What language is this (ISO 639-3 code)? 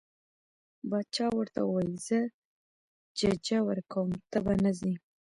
pus